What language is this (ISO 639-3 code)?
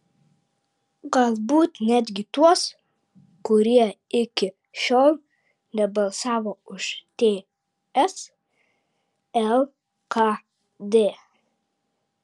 lit